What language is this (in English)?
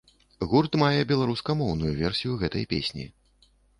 Belarusian